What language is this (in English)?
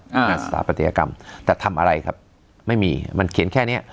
Thai